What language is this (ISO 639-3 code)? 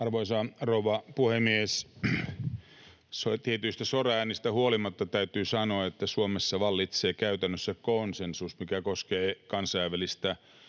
fin